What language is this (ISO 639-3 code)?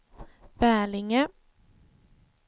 swe